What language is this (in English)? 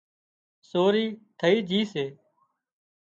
Wadiyara Koli